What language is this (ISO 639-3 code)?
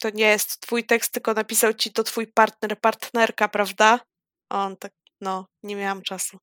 pol